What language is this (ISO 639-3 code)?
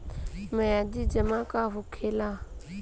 bho